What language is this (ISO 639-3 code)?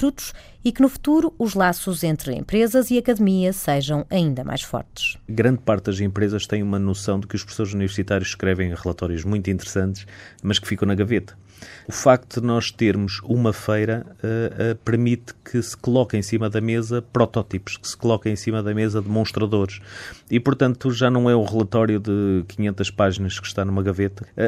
por